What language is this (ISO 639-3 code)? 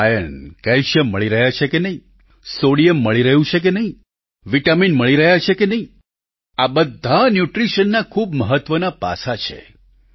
guj